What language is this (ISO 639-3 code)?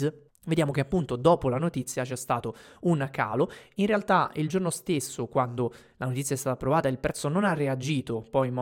ita